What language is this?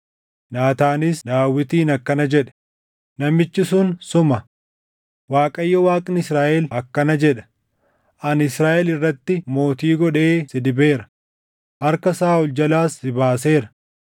Oromo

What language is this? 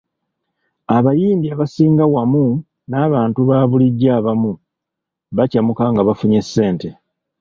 Ganda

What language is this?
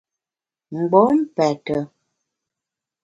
Bamun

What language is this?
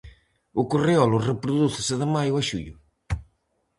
Galician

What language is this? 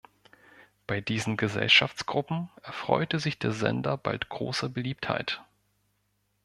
German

